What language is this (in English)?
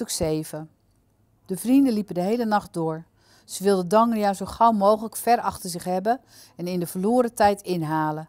Dutch